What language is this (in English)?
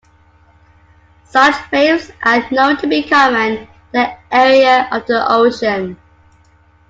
English